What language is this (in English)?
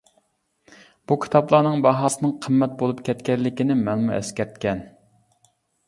Uyghur